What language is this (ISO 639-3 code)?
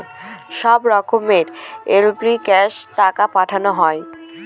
ben